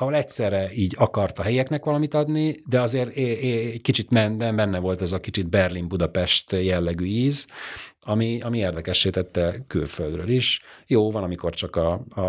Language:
Hungarian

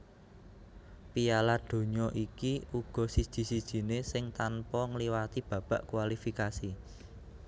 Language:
Javanese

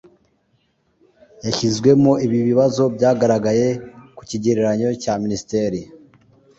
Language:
Kinyarwanda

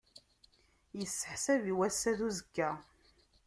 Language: Kabyle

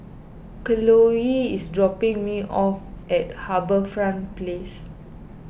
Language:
English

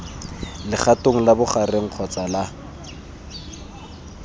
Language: Tswana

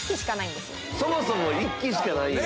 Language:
Japanese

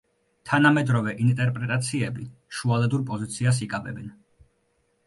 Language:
Georgian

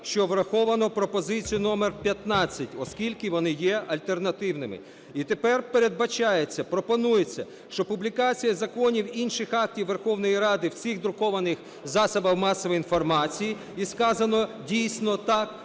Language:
Ukrainian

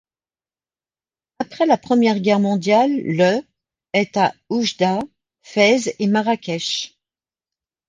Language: French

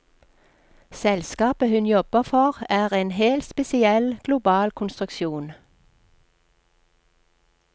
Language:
Norwegian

